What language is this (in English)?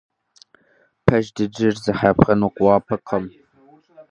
Kabardian